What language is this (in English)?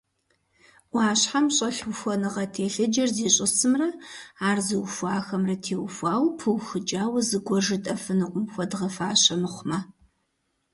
Kabardian